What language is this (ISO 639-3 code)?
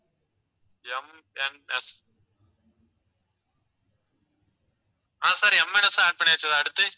tam